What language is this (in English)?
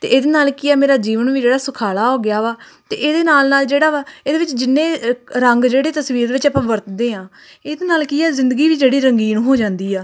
Punjabi